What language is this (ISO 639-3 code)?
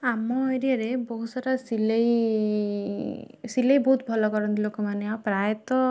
ori